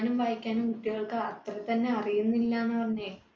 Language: Malayalam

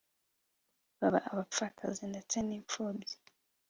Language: Kinyarwanda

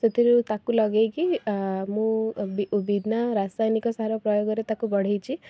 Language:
Odia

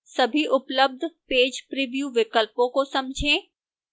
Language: Hindi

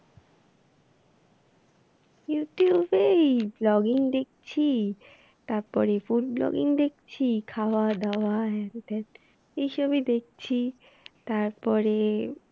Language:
Bangla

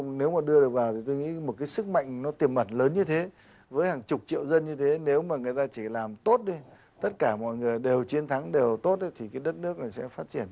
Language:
Vietnamese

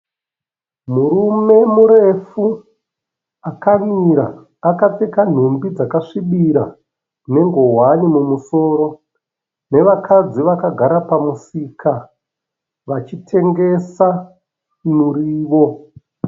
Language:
Shona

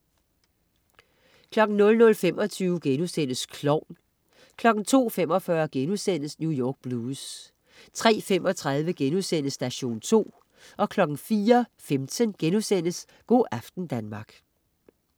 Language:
Danish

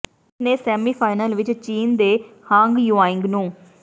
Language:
Punjabi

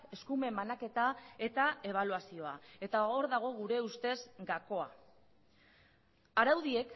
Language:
Basque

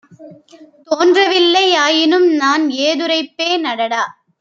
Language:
Tamil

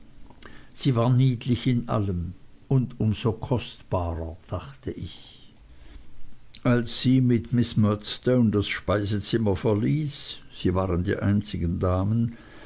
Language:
German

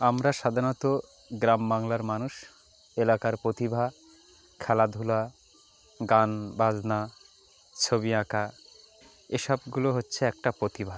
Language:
Bangla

